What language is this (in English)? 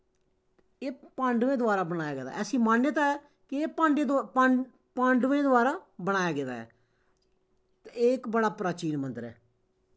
Dogri